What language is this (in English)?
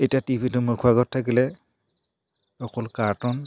Assamese